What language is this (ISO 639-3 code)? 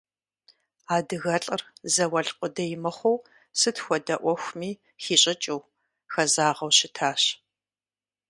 kbd